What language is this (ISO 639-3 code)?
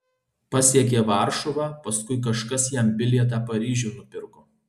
lit